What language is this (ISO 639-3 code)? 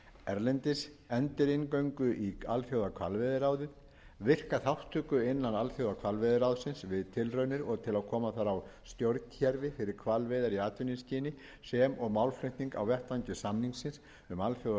isl